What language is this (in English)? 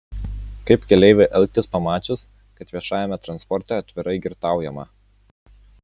Lithuanian